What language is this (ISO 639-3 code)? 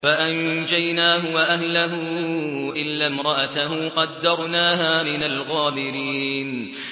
ara